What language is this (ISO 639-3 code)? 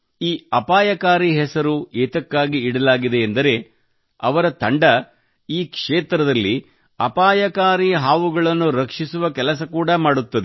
kan